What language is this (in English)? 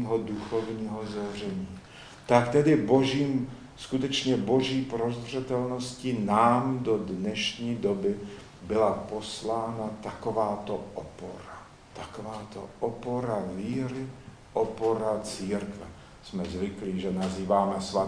Czech